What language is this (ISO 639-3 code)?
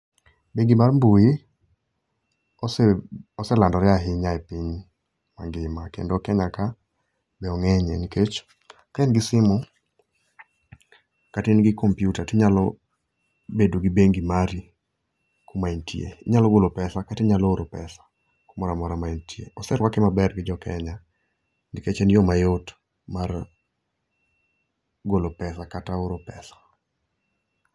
luo